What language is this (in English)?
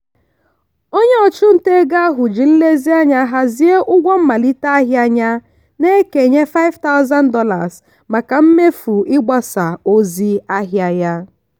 Igbo